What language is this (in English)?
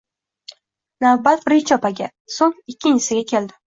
Uzbek